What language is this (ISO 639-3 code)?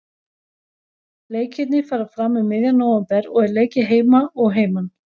isl